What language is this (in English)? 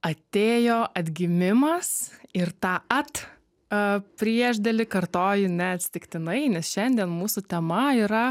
Lithuanian